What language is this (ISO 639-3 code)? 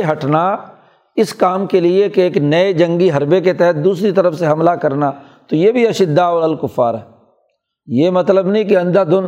urd